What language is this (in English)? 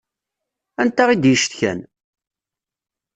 Kabyle